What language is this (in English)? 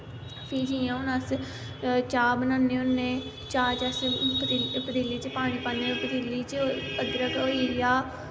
Dogri